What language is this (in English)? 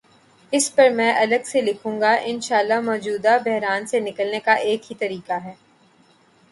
Urdu